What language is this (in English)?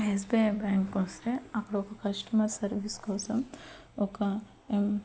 Telugu